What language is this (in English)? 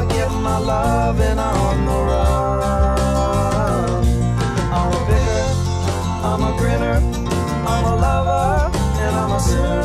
English